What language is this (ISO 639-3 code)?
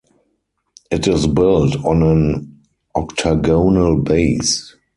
eng